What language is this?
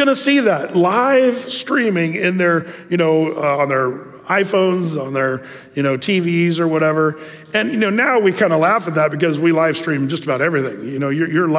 English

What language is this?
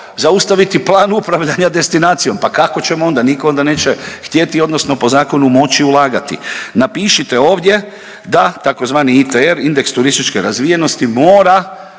Croatian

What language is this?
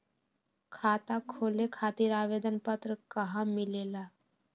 Magahi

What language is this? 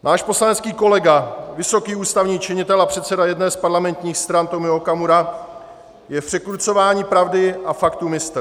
Czech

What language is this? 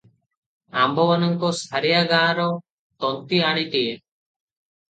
Odia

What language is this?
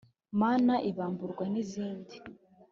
Kinyarwanda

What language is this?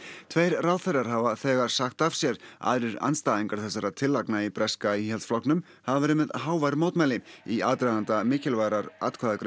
Icelandic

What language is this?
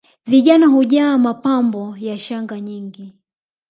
Swahili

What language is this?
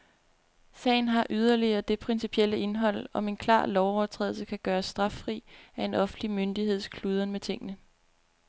Danish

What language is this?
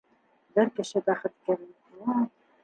Bashkir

